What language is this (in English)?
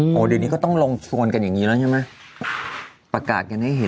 Thai